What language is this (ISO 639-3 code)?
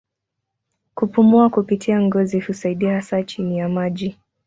swa